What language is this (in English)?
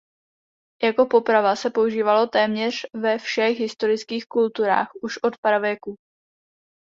Czech